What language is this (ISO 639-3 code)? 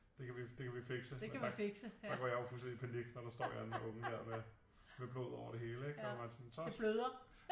dan